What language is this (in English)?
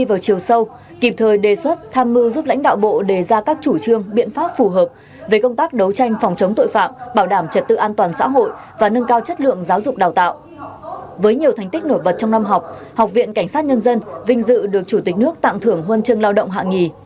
Vietnamese